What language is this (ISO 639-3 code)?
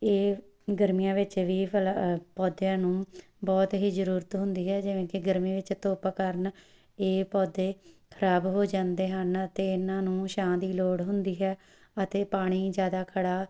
pan